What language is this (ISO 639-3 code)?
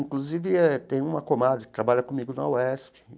por